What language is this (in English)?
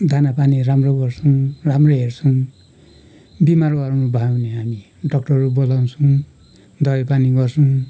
Nepali